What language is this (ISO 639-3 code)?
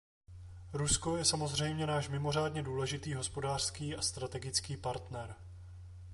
ces